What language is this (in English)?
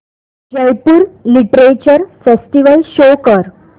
Marathi